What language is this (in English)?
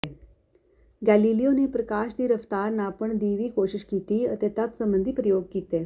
Punjabi